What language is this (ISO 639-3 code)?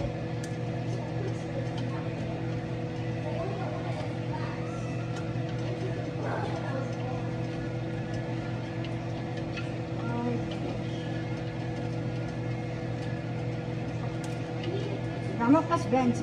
ara